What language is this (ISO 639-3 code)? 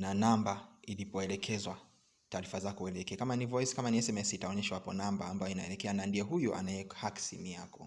swa